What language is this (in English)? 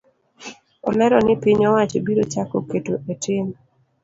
Luo (Kenya and Tanzania)